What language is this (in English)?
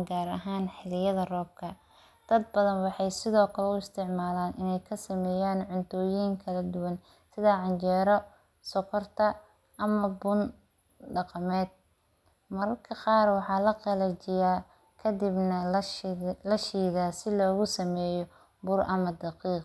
Somali